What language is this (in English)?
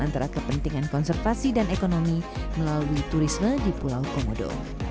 Indonesian